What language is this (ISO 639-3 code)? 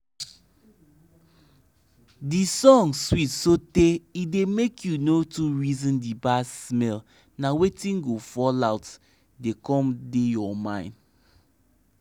pcm